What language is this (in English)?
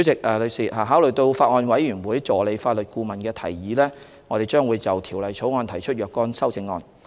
Cantonese